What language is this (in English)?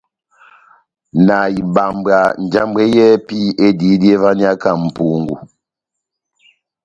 Batanga